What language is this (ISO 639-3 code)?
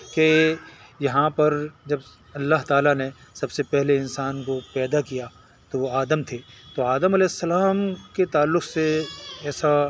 urd